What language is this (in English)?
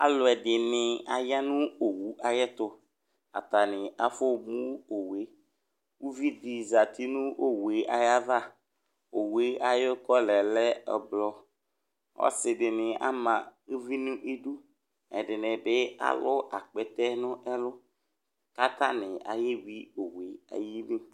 Ikposo